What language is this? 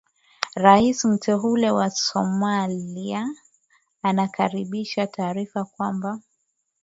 Swahili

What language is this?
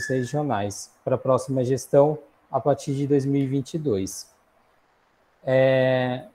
Portuguese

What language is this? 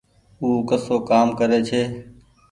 Goaria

